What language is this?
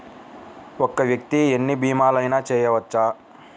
Telugu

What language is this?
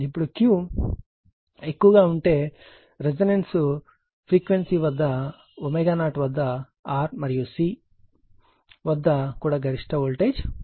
Telugu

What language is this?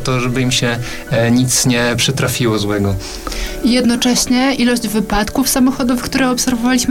Polish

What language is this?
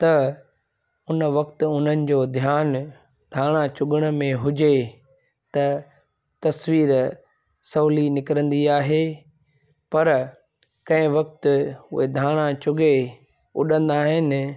Sindhi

